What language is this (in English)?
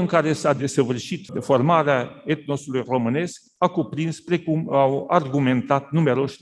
Romanian